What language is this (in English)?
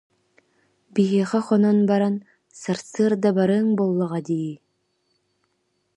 Yakut